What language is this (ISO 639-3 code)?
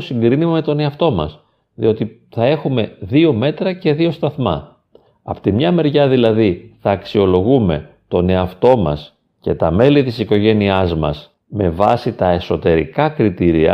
ell